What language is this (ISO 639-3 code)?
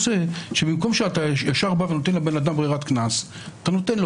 heb